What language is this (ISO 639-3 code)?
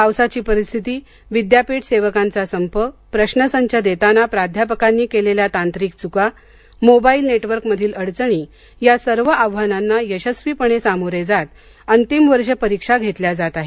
mar